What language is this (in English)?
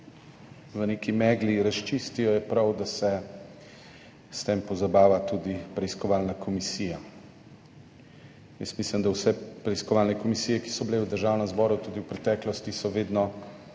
Slovenian